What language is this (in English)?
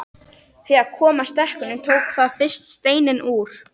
Icelandic